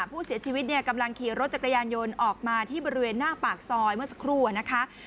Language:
Thai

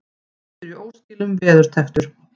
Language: Icelandic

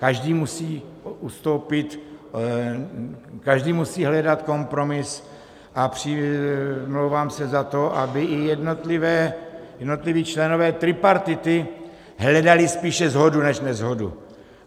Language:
Czech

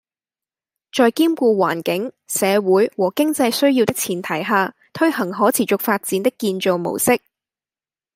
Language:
Cantonese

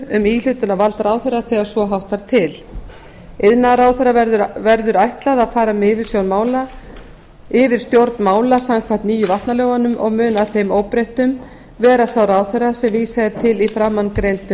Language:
Icelandic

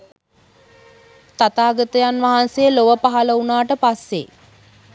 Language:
Sinhala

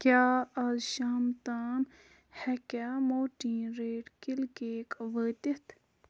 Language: Kashmiri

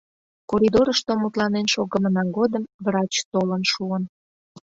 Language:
Mari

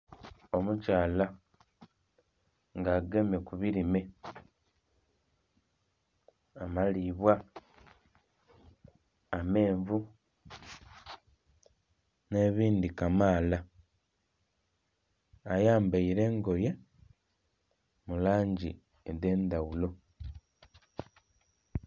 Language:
Soga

